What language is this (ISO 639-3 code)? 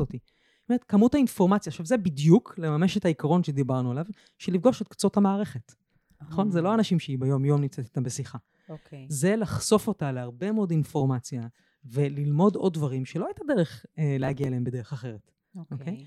heb